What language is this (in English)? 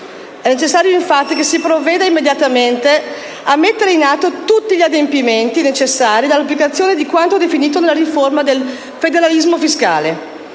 Italian